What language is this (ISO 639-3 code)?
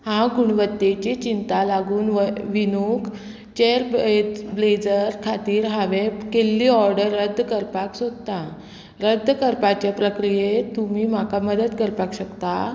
kok